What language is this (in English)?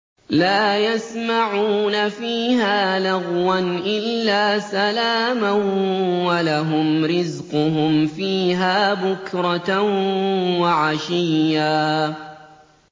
Arabic